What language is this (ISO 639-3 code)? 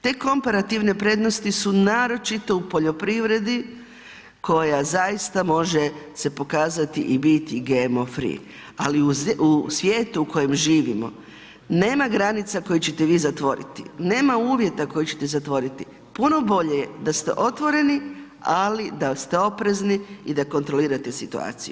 hrv